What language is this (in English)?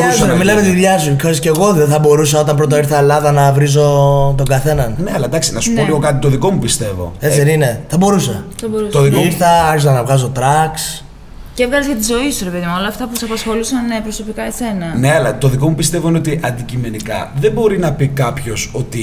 Greek